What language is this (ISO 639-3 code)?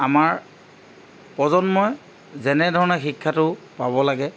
asm